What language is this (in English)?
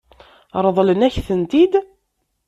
Kabyle